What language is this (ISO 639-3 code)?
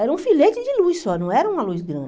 por